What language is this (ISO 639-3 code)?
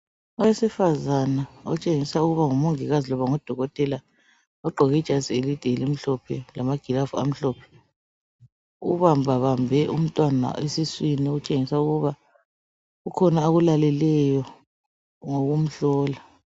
nde